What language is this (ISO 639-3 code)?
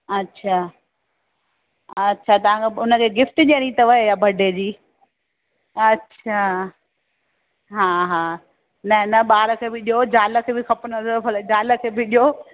snd